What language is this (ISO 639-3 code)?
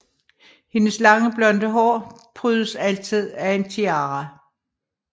dan